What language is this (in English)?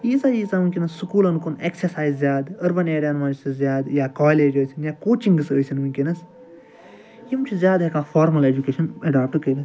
Kashmiri